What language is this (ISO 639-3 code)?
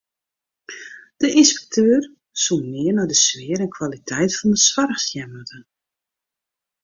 fry